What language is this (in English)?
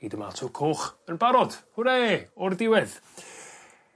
Welsh